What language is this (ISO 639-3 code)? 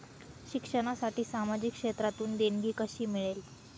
mar